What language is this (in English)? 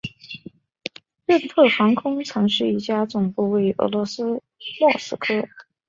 Chinese